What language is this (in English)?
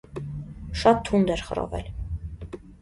Armenian